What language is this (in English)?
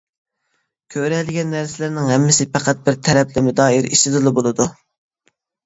Uyghur